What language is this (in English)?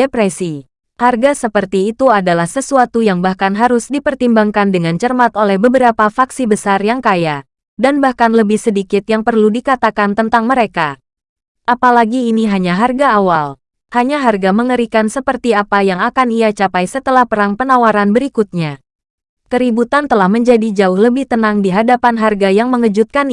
Indonesian